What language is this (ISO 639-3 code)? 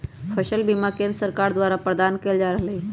mag